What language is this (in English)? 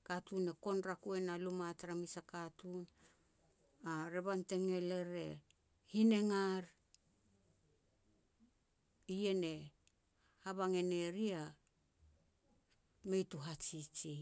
Petats